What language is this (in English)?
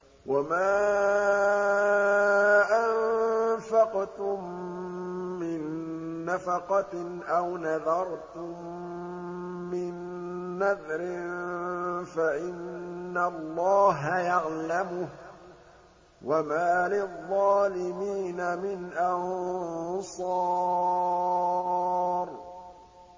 Arabic